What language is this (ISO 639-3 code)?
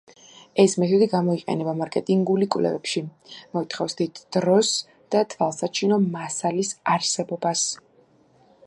kat